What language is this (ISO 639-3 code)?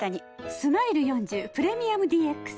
jpn